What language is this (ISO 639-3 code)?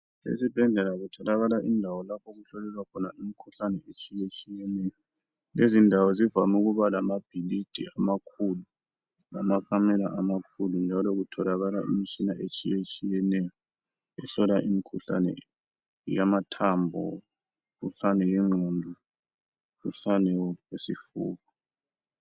nde